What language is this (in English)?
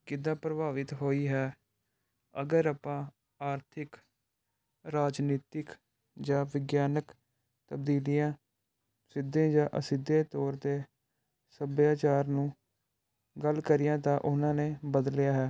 Punjabi